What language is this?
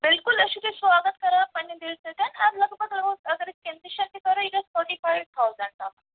Kashmiri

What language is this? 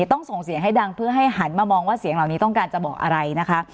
Thai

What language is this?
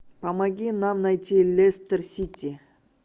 Russian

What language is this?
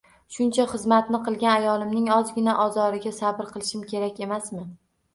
Uzbek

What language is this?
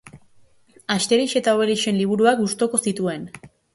Basque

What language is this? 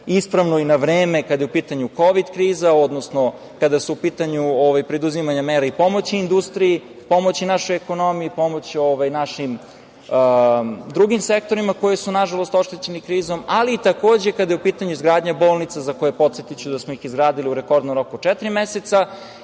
Serbian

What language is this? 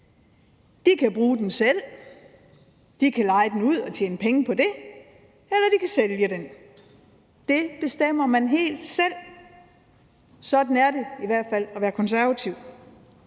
Danish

